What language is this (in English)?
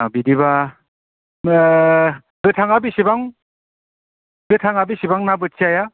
Bodo